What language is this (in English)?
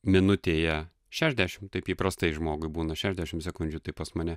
Lithuanian